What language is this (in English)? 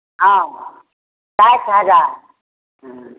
Maithili